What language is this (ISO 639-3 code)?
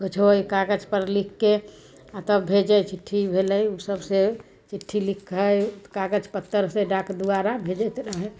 mai